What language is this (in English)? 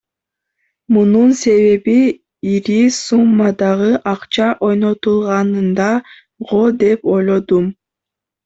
Kyrgyz